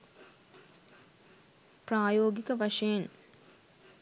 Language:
Sinhala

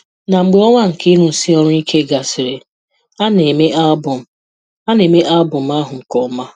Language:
Igbo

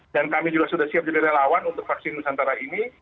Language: Indonesian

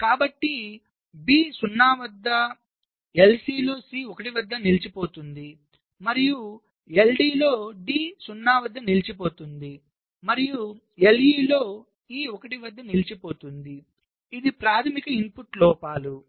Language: Telugu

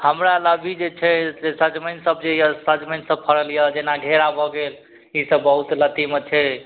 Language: Maithili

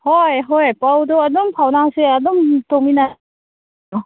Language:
Manipuri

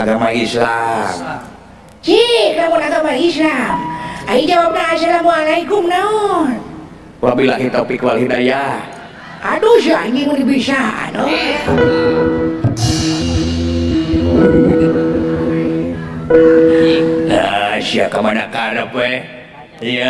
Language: Indonesian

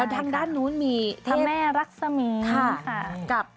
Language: Thai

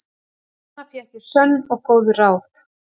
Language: Icelandic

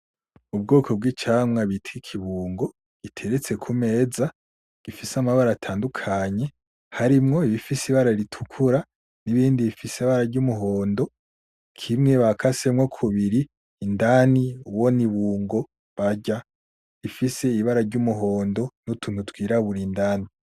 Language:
Rundi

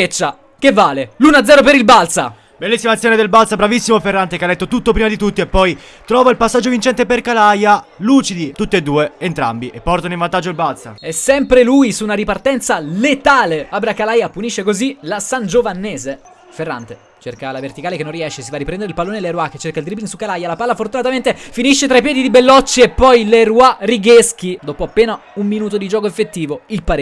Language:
Italian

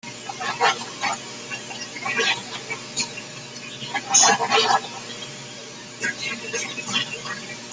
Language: Spanish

